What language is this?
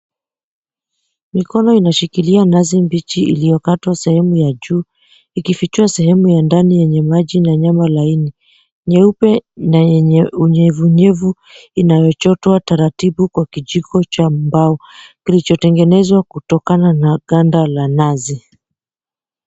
Swahili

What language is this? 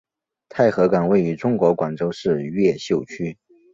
Chinese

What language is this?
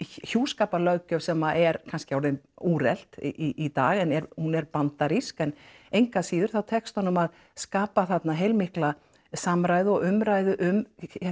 Icelandic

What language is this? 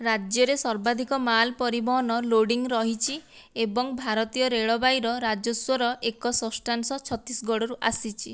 Odia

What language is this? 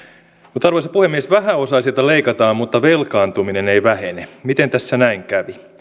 Finnish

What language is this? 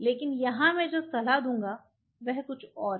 Hindi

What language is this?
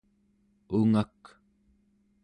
Central Yupik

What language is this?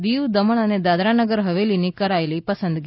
Gujarati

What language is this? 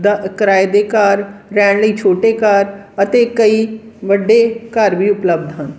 Punjabi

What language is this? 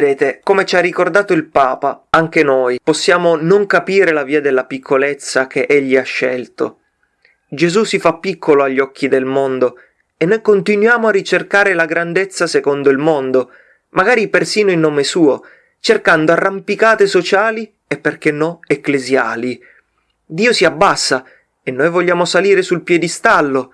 Italian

